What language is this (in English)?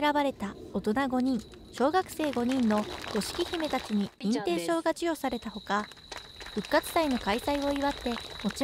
Japanese